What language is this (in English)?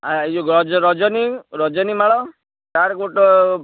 Odia